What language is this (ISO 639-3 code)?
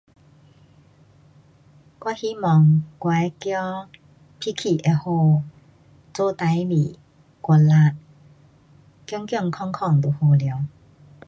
cpx